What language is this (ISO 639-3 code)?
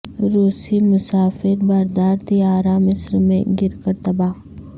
urd